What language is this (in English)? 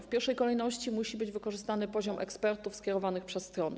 Polish